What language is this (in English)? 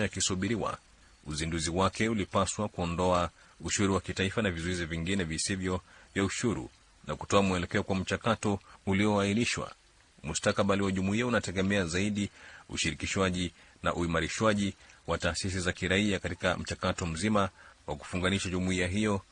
Swahili